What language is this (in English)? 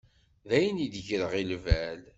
Kabyle